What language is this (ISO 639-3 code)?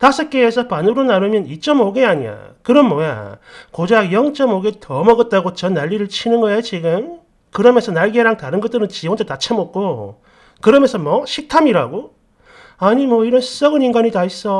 kor